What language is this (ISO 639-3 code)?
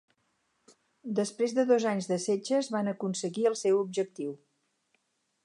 cat